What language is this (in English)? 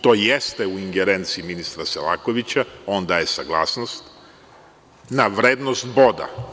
Serbian